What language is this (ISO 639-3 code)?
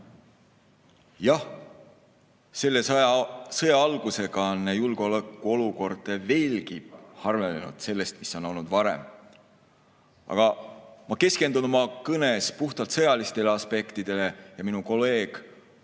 est